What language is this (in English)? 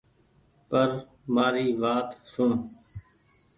Goaria